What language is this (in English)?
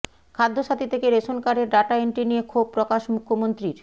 Bangla